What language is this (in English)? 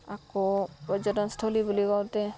Assamese